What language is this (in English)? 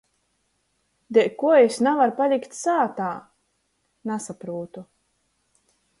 Latgalian